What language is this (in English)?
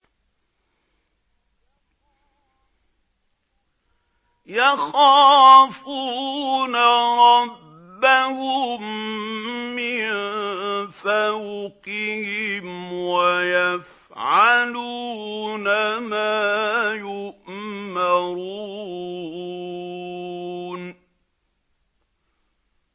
Arabic